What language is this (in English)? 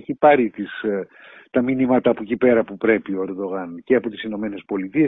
Greek